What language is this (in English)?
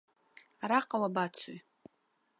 Abkhazian